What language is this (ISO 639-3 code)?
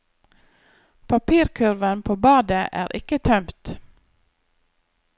nor